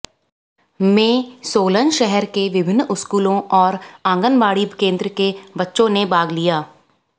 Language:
Hindi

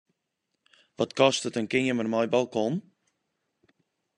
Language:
Western Frisian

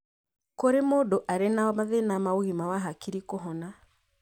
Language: Kikuyu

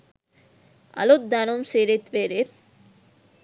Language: Sinhala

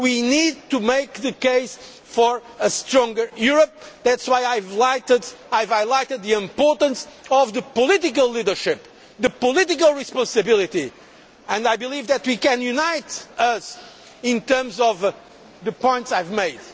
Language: English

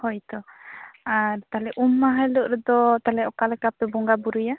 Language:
Santali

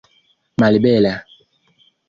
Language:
Esperanto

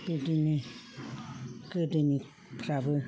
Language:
Bodo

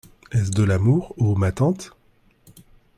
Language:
French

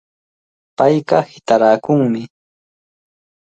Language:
Cajatambo North Lima Quechua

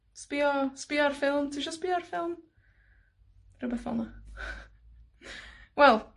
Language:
Welsh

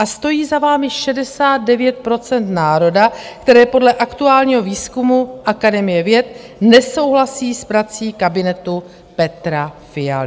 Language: Czech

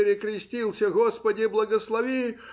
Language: Russian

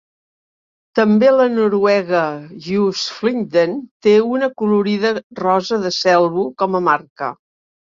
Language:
Catalan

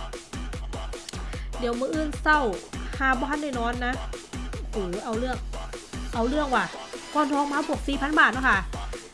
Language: Thai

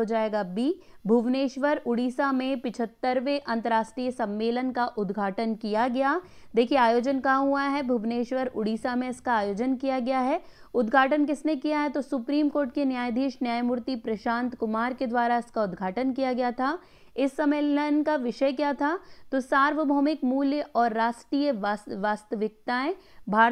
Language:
Hindi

